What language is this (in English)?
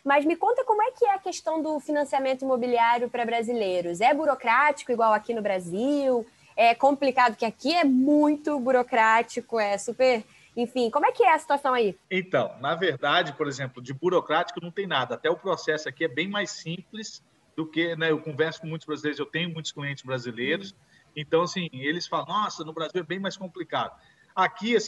Portuguese